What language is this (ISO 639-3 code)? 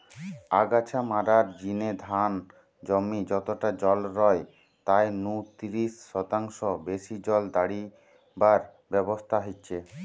ben